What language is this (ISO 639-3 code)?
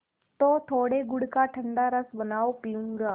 hin